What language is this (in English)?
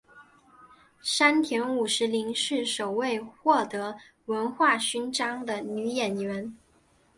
Chinese